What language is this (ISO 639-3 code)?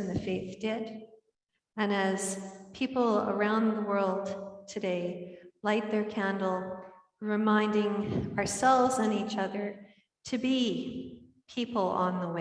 eng